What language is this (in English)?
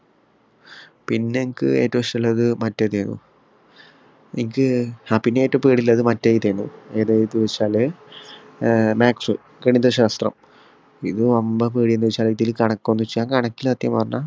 Malayalam